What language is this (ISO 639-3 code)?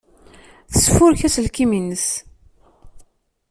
kab